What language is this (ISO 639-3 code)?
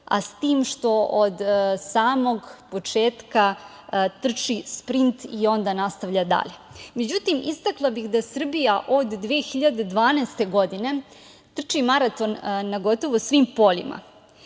srp